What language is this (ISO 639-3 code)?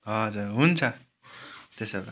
nep